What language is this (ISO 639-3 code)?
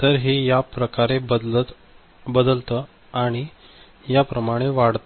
mar